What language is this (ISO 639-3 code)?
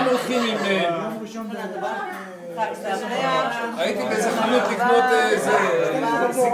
heb